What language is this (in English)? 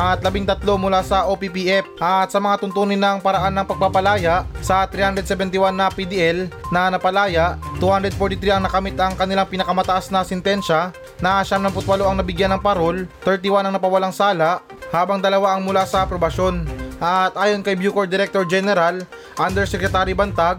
Filipino